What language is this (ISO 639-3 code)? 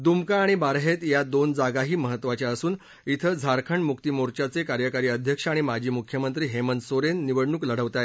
mar